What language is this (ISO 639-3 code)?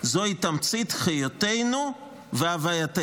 heb